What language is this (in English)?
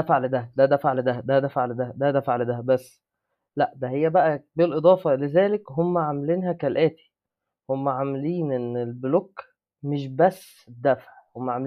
Arabic